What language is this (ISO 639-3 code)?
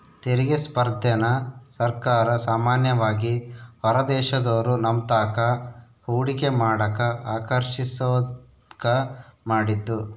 kan